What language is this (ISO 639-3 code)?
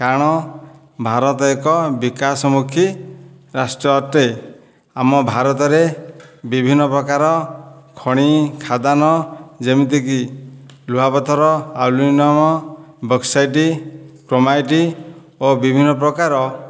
ori